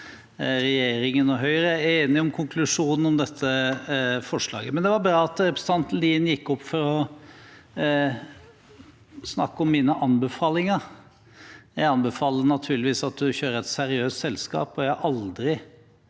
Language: Norwegian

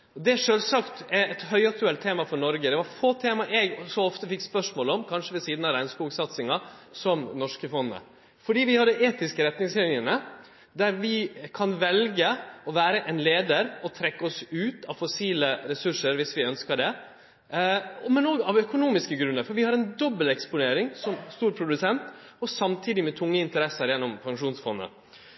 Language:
Norwegian Nynorsk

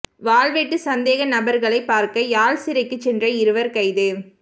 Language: Tamil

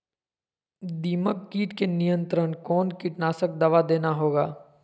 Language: Magahi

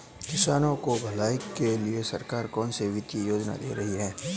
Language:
Hindi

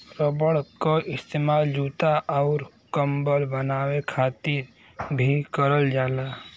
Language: Bhojpuri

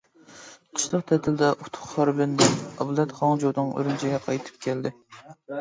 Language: Uyghur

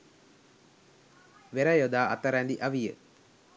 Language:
Sinhala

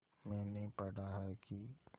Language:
Hindi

